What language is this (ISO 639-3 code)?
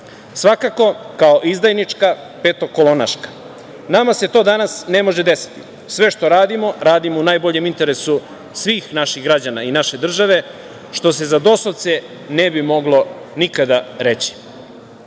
srp